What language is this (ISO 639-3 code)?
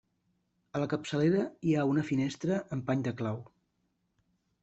cat